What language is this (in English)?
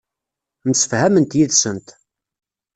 Kabyle